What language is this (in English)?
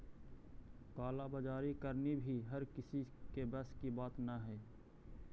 Magahi